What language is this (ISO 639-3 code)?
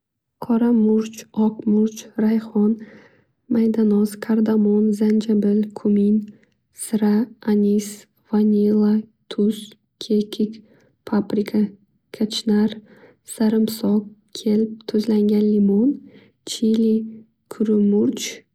uzb